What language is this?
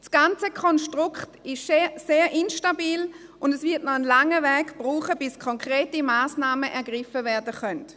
Swiss German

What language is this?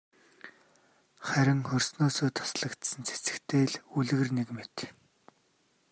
Mongolian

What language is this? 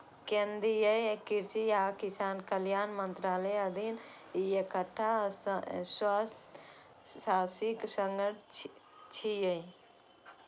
Maithili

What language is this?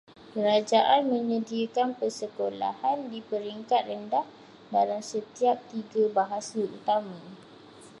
Malay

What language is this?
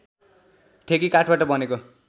Nepali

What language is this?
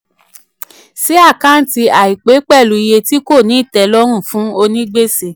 Yoruba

